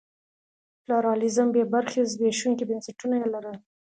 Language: Pashto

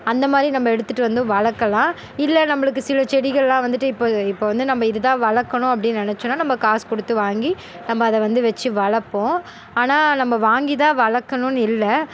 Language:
Tamil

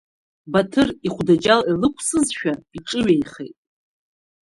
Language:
Abkhazian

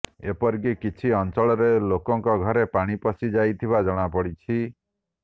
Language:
Odia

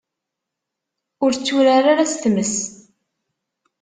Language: Kabyle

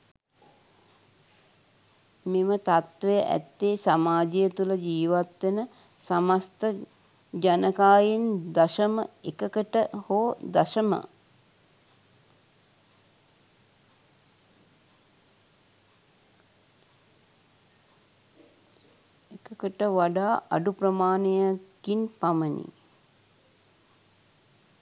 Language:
Sinhala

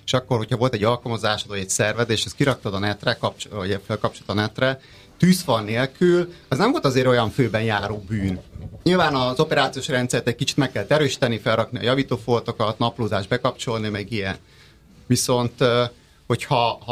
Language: Hungarian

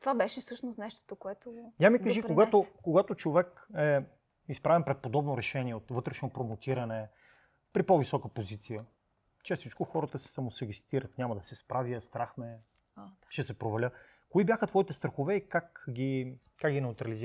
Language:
Bulgarian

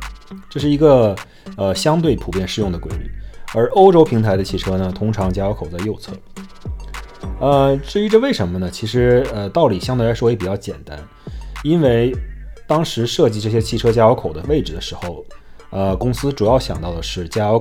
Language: Chinese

